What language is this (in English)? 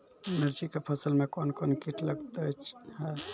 Maithili